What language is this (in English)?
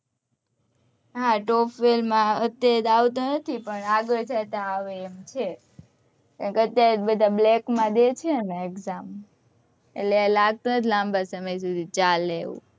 Gujarati